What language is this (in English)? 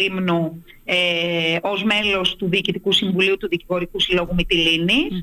Greek